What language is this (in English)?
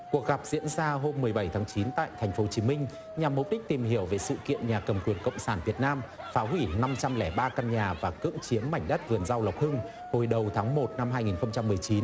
Vietnamese